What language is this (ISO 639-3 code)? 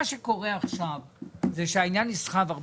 heb